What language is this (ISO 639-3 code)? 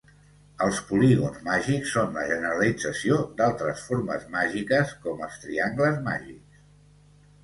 cat